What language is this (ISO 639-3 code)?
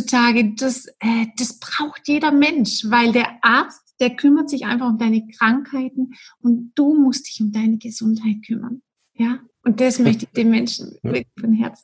deu